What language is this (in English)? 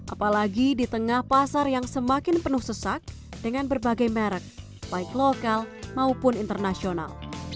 Indonesian